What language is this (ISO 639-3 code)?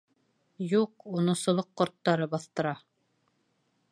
bak